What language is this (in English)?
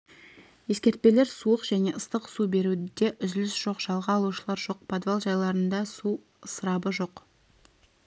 Kazakh